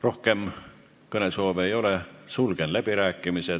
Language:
Estonian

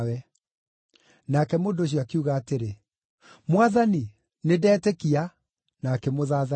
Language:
Kikuyu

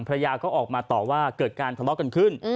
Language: Thai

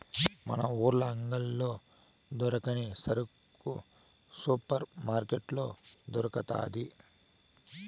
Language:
Telugu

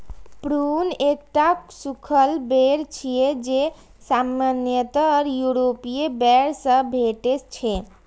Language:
Maithili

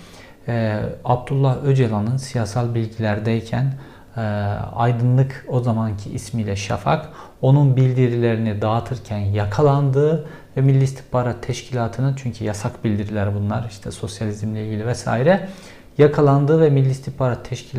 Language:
Turkish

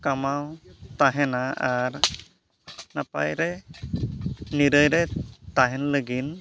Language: Santali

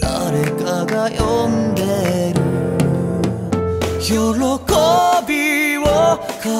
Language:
Korean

